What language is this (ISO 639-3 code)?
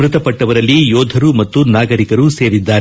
kan